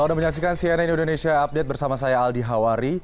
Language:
Indonesian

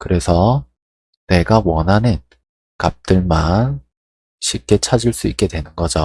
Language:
Korean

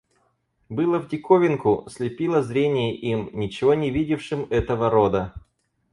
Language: Russian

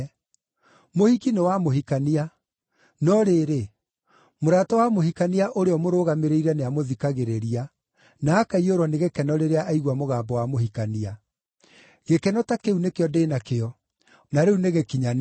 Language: Kikuyu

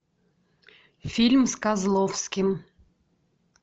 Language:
Russian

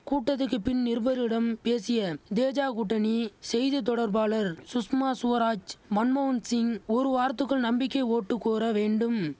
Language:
Tamil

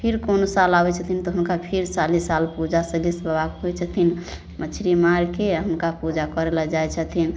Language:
Maithili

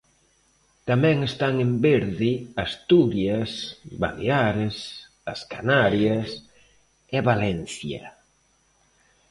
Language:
Galician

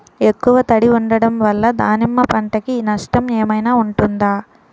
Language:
Telugu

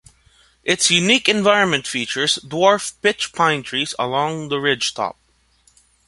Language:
English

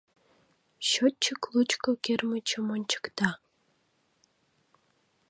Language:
Mari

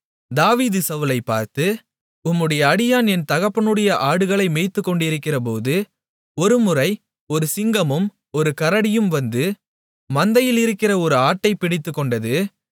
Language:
Tamil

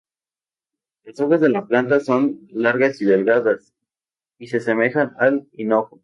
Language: Spanish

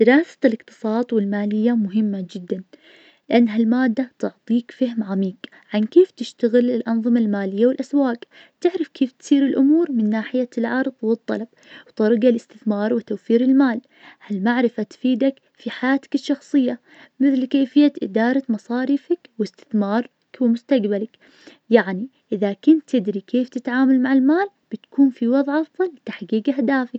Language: Najdi Arabic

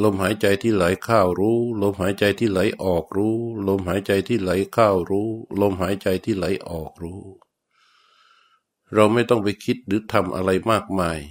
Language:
Thai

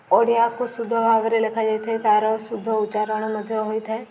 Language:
Odia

